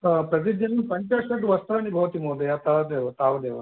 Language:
Sanskrit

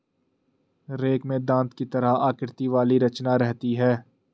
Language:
Hindi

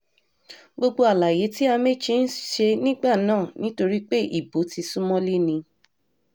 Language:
Yoruba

